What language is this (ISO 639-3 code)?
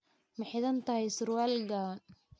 som